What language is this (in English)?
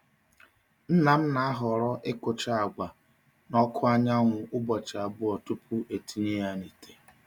Igbo